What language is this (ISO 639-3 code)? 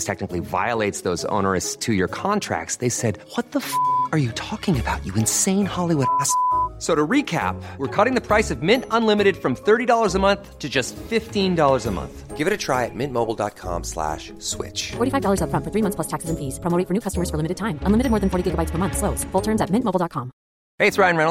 fil